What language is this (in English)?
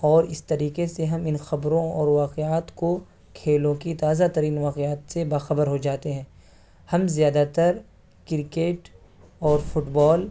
Urdu